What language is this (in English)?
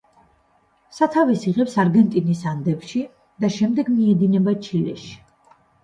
Georgian